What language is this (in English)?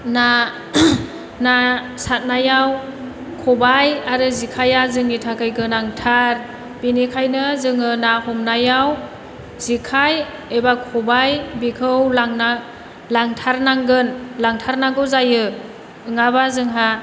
Bodo